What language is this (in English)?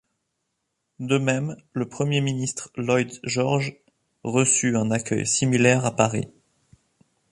French